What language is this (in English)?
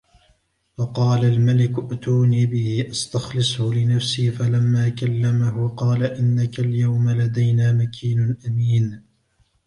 Arabic